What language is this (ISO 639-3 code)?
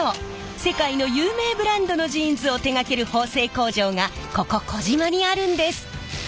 jpn